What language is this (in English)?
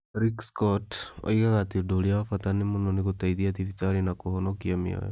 Kikuyu